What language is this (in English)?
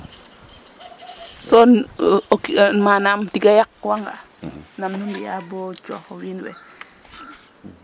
Serer